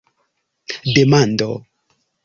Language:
Esperanto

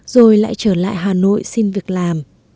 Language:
Vietnamese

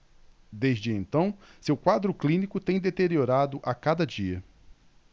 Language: Portuguese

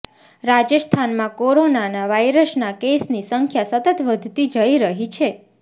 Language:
Gujarati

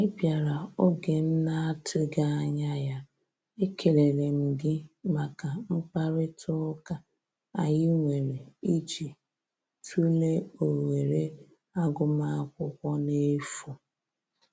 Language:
Igbo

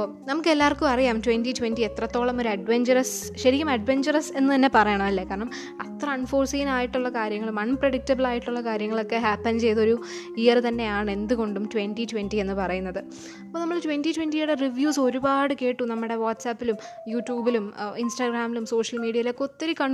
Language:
Malayalam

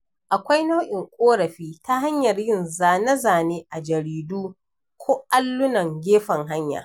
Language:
Hausa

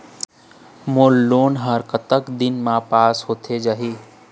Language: Chhattisgarhi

